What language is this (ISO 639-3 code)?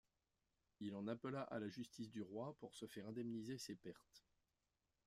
fra